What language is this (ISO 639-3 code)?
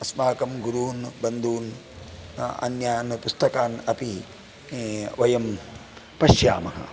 san